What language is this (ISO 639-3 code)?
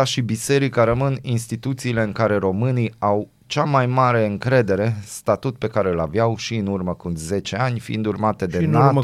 ron